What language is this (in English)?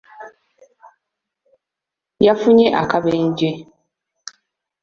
Ganda